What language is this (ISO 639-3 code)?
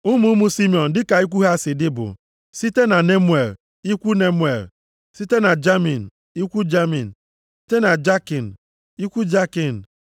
ibo